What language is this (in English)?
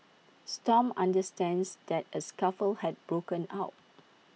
English